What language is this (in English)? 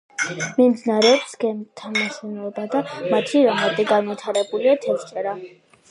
Georgian